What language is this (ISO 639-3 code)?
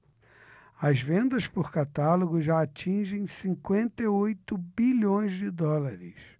por